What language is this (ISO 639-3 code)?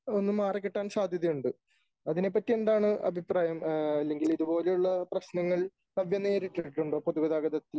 mal